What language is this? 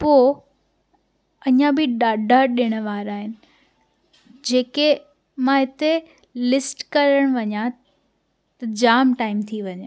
Sindhi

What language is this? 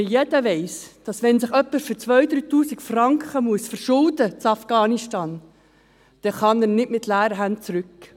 Swiss German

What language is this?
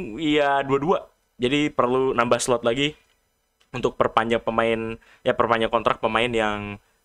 Indonesian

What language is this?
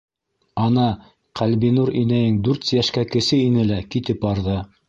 Bashkir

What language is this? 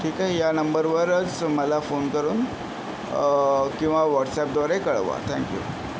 Marathi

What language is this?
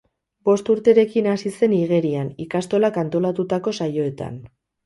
Basque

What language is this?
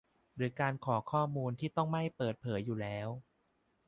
Thai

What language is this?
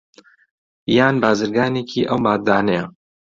Central Kurdish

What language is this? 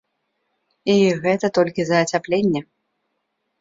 Belarusian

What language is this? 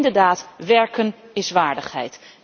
Dutch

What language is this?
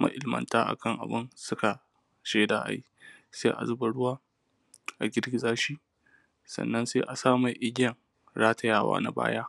Hausa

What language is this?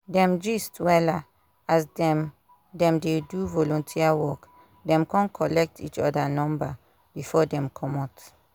Nigerian Pidgin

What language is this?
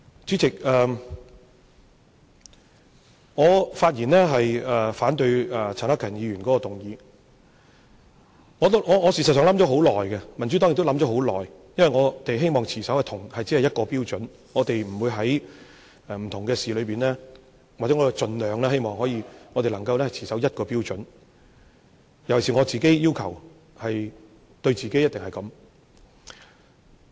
Cantonese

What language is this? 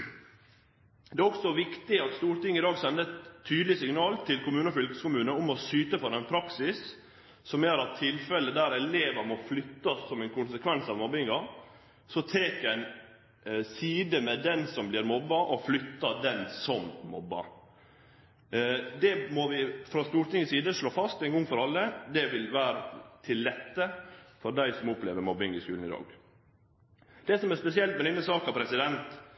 Norwegian Nynorsk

